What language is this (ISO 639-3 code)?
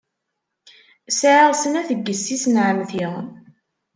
kab